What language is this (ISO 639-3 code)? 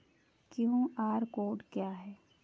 hin